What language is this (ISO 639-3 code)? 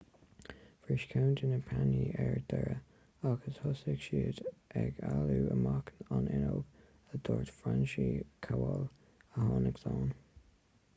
gle